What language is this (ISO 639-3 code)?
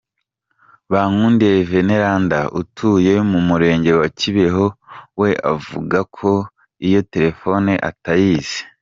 kin